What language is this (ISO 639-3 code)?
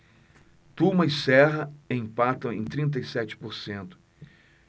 por